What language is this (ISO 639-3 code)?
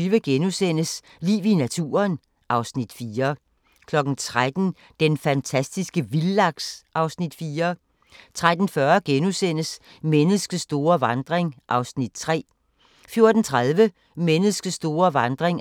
dan